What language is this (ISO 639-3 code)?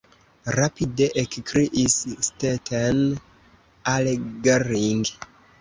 epo